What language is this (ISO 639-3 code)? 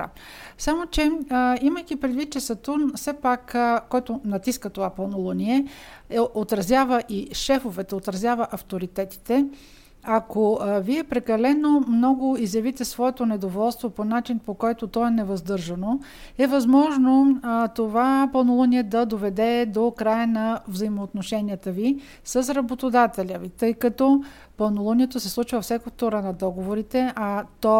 bul